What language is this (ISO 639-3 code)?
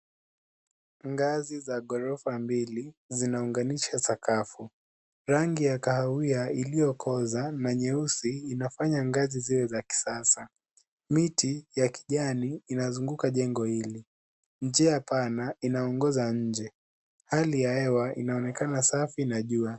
swa